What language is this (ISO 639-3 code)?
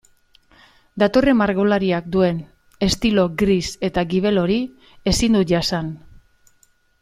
eus